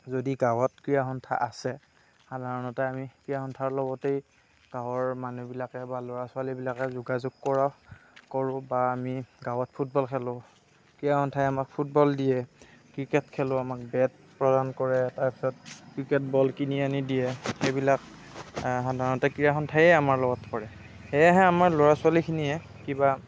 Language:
Assamese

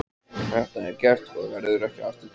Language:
Icelandic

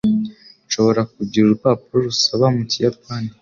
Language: Kinyarwanda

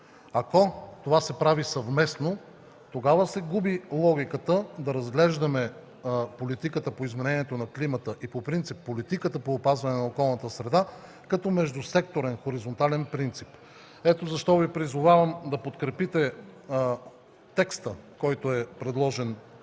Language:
Bulgarian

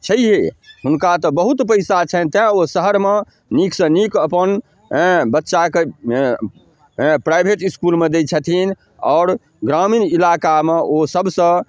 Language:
Maithili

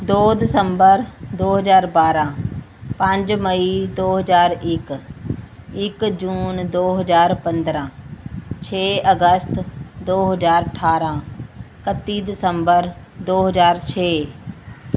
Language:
Punjabi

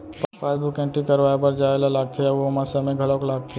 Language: Chhattisgarhi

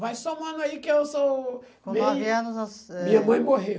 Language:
Portuguese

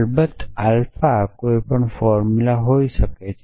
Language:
Gujarati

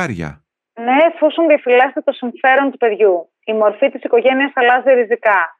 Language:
Greek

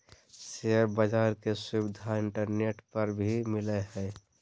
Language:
Magahi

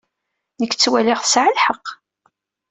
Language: Kabyle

